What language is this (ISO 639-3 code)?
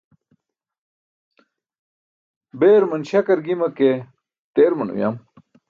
bsk